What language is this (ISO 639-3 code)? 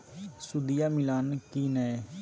mag